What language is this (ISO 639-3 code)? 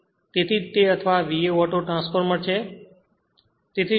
guj